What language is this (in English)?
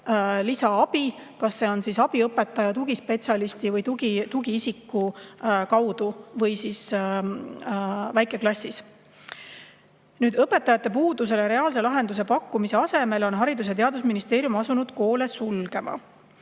Estonian